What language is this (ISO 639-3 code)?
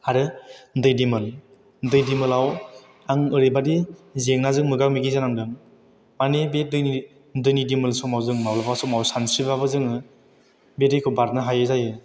brx